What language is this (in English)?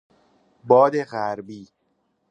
Persian